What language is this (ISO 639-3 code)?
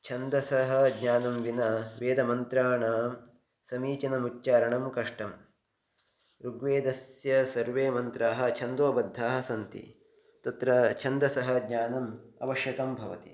san